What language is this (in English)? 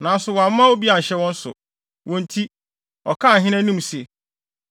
Akan